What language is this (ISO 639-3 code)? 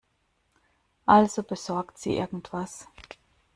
deu